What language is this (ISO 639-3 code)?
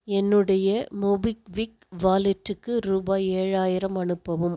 tam